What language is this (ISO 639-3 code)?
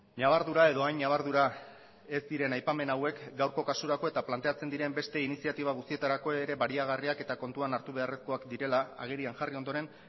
eus